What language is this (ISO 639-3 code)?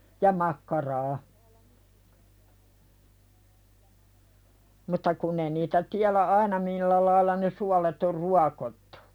fin